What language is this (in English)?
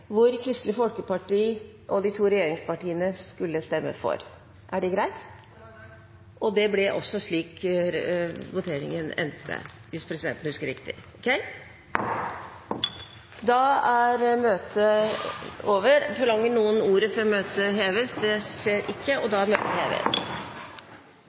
Norwegian